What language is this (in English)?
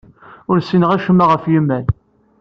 Kabyle